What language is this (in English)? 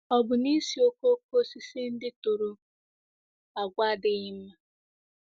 Igbo